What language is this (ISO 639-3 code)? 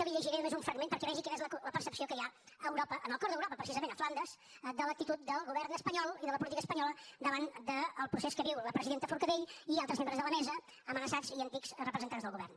cat